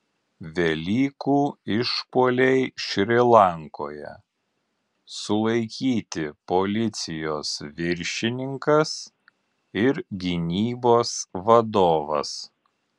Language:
Lithuanian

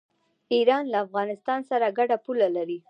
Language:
Pashto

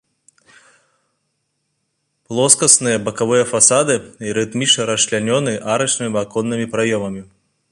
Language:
Belarusian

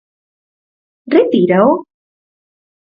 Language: Galician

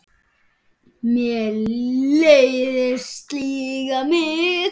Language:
Icelandic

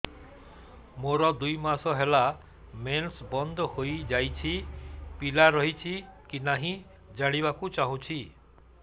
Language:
Odia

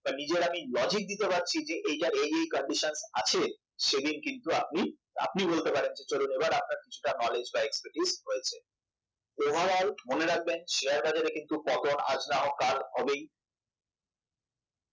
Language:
Bangla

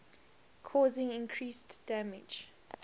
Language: English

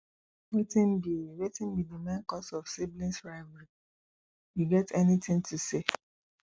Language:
Nigerian Pidgin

